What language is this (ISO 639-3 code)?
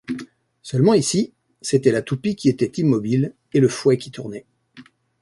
fra